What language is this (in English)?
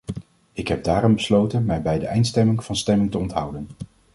Dutch